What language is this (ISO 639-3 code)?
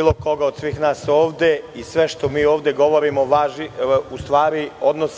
srp